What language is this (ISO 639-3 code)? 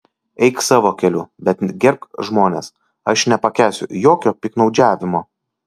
lit